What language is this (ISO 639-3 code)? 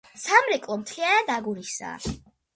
kat